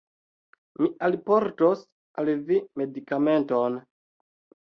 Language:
Esperanto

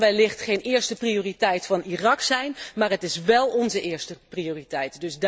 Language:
Dutch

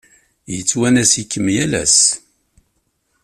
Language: Kabyle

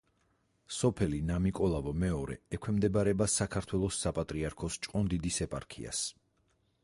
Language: Georgian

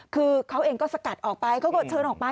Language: Thai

